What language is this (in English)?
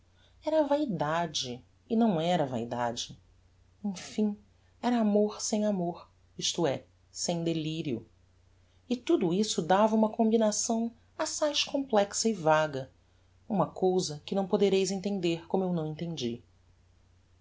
Portuguese